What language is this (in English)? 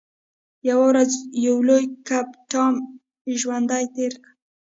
Pashto